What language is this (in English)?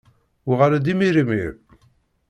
Kabyle